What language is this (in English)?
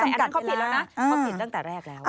Thai